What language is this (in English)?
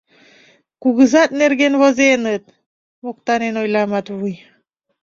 Mari